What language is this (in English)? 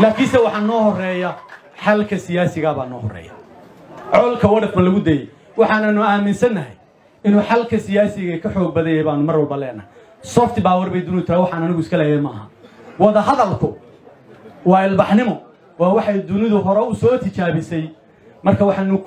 Arabic